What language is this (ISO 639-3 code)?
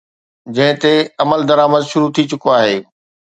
snd